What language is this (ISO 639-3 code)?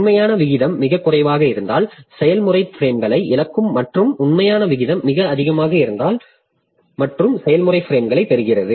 tam